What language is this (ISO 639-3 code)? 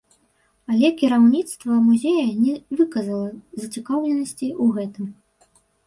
bel